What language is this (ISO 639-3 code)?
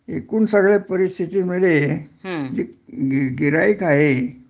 mar